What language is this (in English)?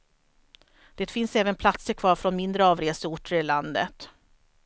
Swedish